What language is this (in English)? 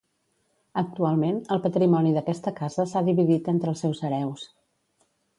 Catalan